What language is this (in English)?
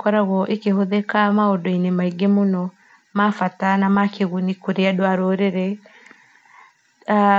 Kikuyu